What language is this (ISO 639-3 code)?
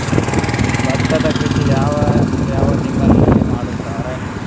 kan